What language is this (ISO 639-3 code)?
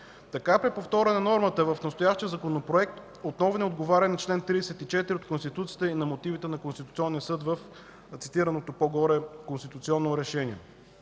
bul